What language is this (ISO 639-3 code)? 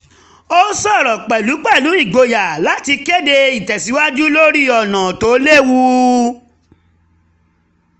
yor